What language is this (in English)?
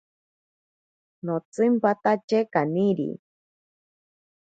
Ashéninka Perené